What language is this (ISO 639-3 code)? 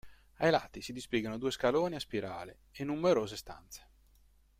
ita